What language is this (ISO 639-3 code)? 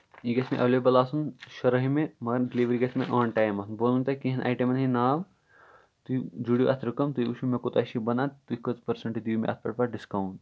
kas